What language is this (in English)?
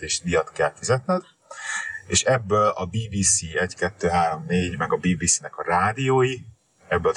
Hungarian